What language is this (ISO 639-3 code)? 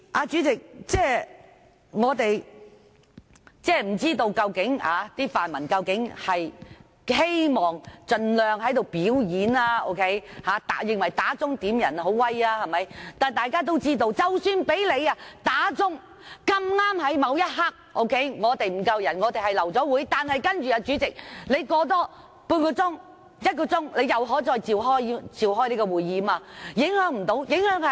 yue